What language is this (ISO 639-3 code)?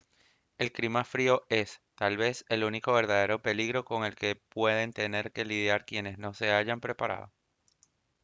spa